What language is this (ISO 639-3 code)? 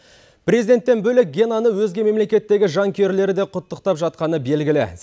kaz